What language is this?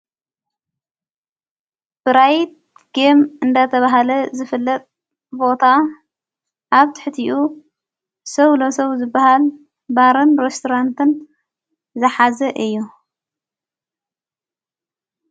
Tigrinya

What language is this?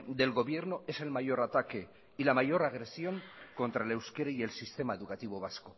Spanish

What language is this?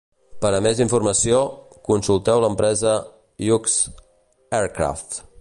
Catalan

